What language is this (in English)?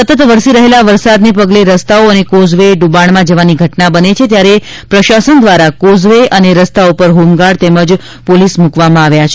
Gujarati